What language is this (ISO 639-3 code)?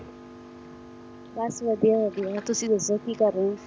pan